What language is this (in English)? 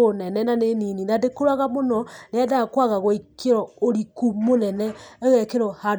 Kikuyu